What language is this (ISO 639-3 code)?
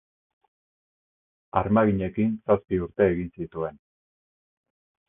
eus